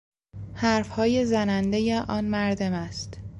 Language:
Persian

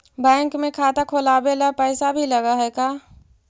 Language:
Magahi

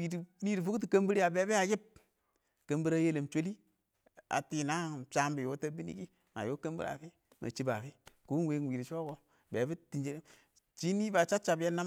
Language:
Awak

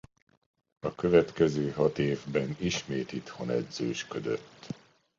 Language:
Hungarian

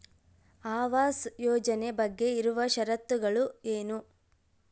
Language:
Kannada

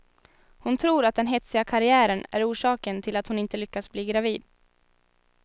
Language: Swedish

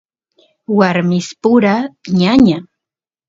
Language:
Santiago del Estero Quichua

